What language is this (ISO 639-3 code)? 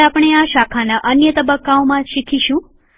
guj